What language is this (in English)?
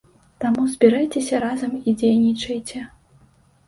Belarusian